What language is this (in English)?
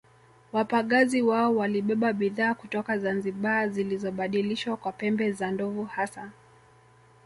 Swahili